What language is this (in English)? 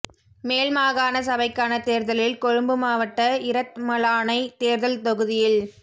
Tamil